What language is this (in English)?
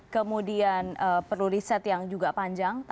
Indonesian